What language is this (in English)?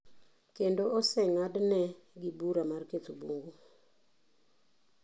Luo (Kenya and Tanzania)